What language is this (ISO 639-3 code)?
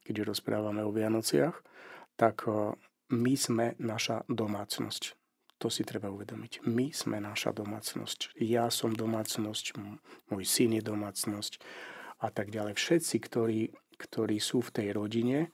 slk